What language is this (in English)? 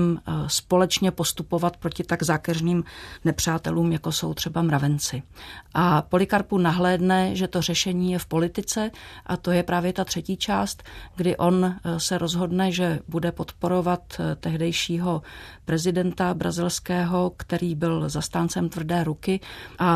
Czech